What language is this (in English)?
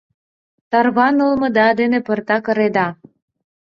Mari